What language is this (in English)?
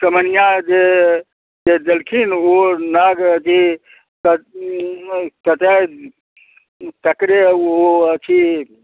Maithili